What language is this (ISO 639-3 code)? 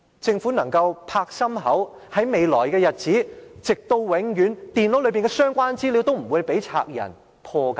yue